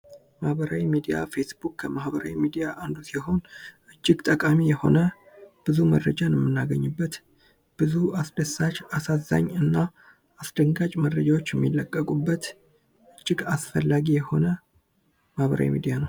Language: Amharic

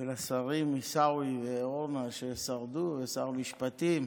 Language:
Hebrew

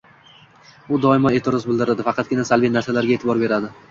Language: Uzbek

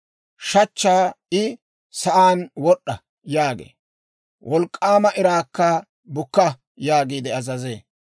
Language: Dawro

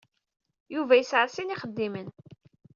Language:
Kabyle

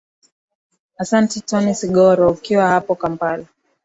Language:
Swahili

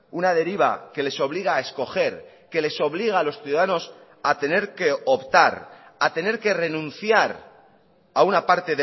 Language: Spanish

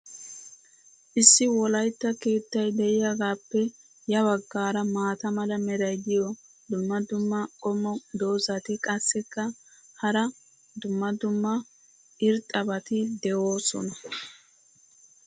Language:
Wolaytta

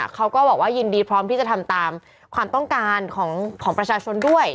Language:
Thai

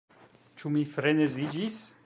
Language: Esperanto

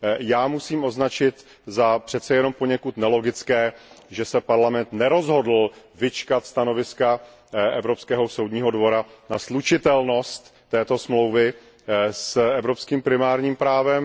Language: Czech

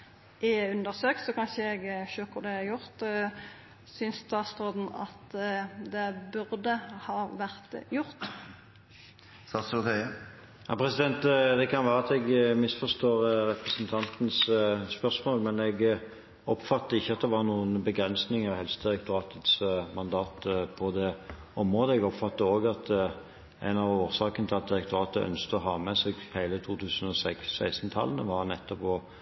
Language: Norwegian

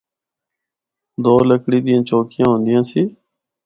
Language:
Northern Hindko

